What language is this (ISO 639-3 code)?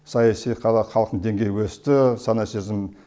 kaz